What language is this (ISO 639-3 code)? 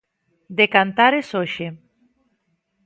glg